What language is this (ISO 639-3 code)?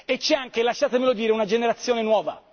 ita